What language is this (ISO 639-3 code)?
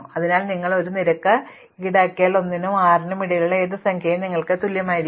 mal